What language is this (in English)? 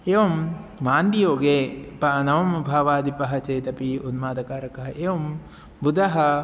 Sanskrit